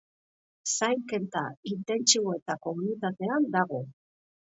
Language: Basque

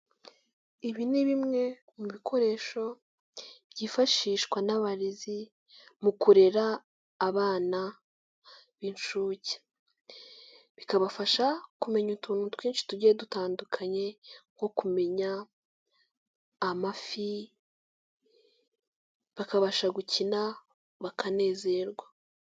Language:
Kinyarwanda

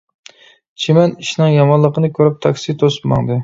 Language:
Uyghur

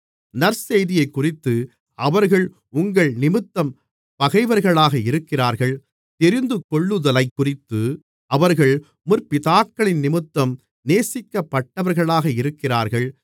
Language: Tamil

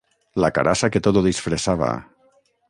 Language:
Catalan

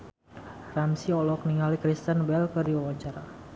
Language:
Sundanese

